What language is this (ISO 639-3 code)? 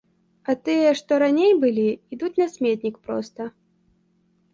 bel